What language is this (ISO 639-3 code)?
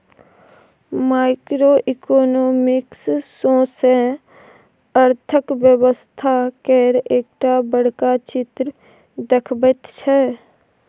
mai